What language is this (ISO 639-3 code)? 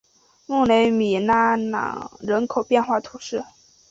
zho